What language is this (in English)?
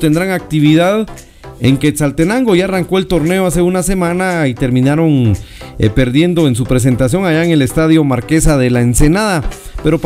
Spanish